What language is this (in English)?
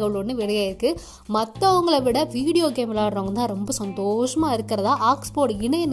Tamil